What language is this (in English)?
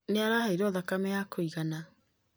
Kikuyu